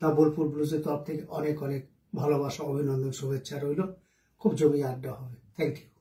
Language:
Hindi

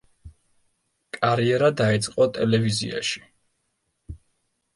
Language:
Georgian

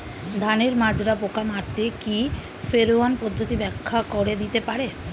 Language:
Bangla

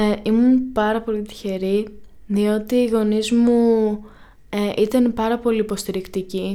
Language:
Greek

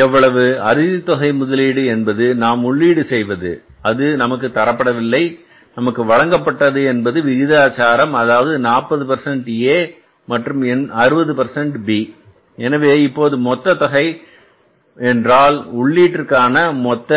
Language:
Tamil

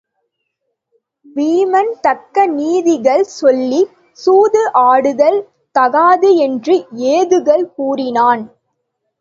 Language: Tamil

